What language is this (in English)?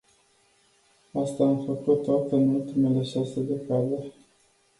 Romanian